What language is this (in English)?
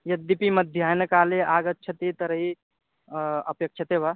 Sanskrit